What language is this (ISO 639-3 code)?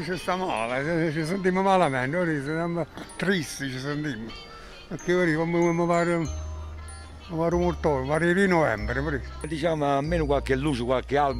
ita